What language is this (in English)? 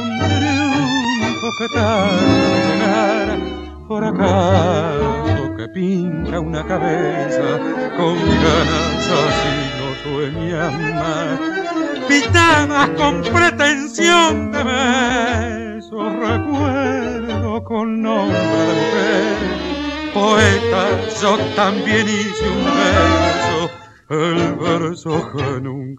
Spanish